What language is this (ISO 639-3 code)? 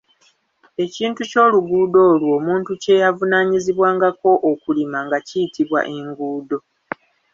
lug